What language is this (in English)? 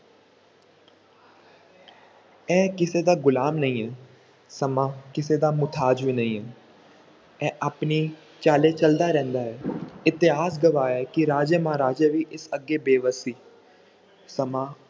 Punjabi